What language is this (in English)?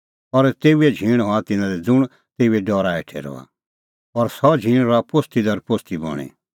Kullu Pahari